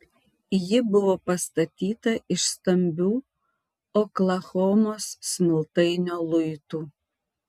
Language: Lithuanian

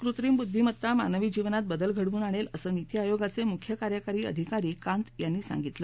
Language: Marathi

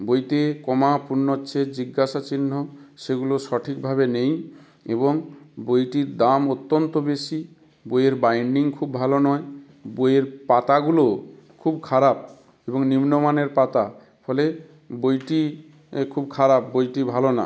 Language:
Bangla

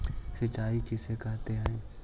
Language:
Magahi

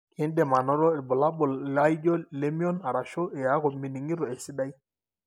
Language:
Masai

